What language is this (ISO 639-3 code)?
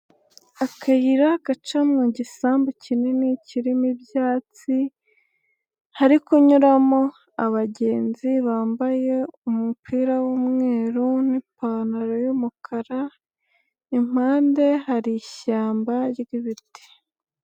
kin